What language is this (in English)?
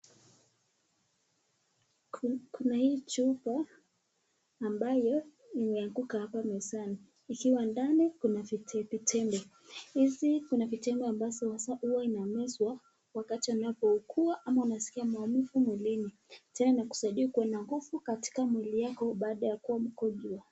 Swahili